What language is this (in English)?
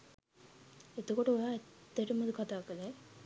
Sinhala